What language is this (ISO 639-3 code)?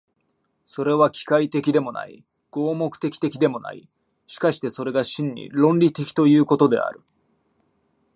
jpn